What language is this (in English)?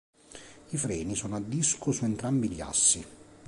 Italian